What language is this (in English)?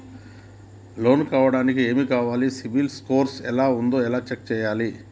Telugu